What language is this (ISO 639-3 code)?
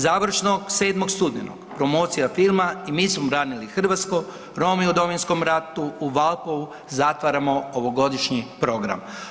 hrv